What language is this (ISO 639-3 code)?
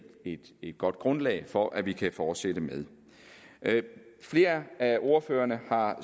dan